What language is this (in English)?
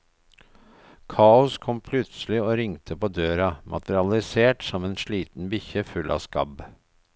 Norwegian